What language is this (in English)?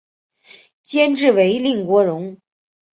Chinese